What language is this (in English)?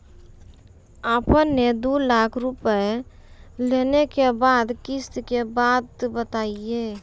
Maithili